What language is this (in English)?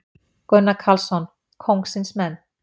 Icelandic